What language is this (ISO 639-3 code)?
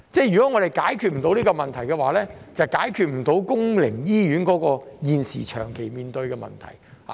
yue